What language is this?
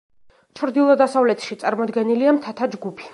Georgian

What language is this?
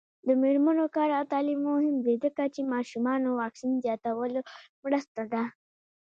Pashto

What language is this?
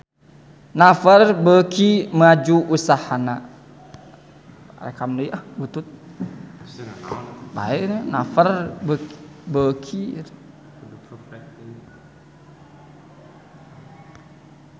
Sundanese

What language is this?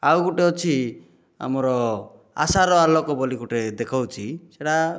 Odia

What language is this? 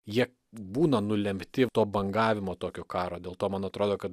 Lithuanian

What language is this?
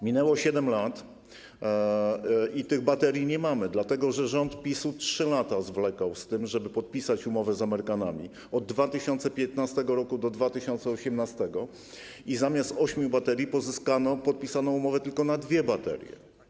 Polish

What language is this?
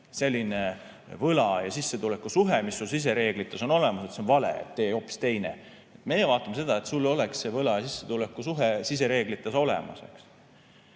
Estonian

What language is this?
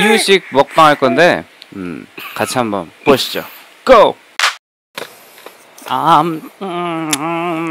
Korean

